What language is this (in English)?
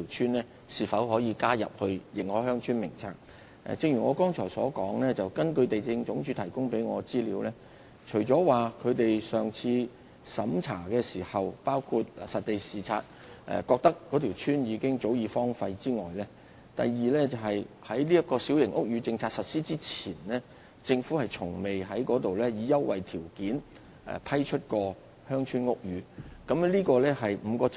Cantonese